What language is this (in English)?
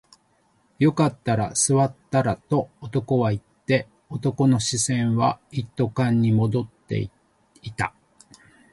Japanese